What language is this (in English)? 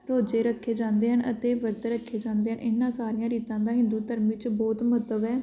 Punjabi